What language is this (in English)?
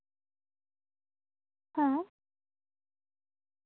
Santali